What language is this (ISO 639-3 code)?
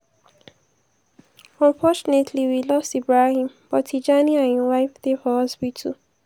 pcm